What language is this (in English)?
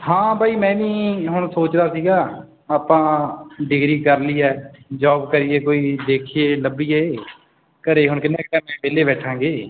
Punjabi